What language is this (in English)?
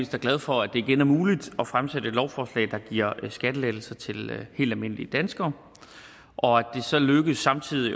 Danish